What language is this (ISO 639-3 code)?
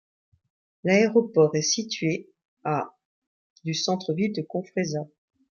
fra